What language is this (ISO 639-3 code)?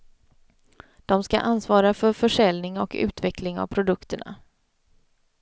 swe